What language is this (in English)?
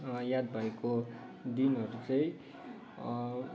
Nepali